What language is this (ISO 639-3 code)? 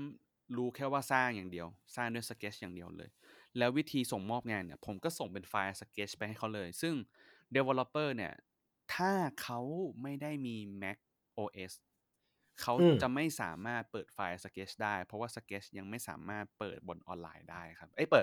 tha